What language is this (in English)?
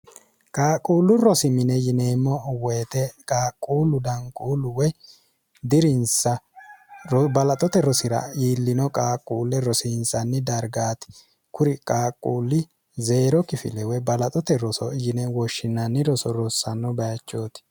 Sidamo